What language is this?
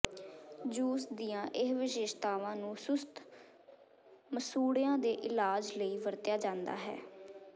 Punjabi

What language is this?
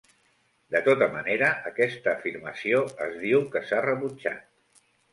Catalan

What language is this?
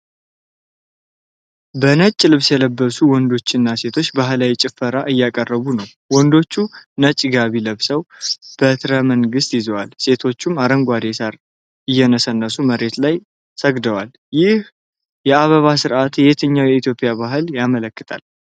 Amharic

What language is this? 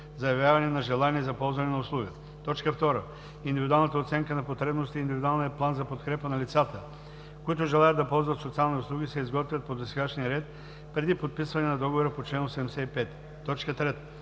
Bulgarian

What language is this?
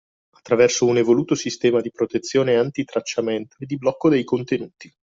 Italian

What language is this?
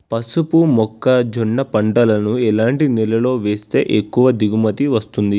Telugu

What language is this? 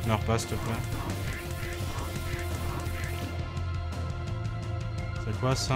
French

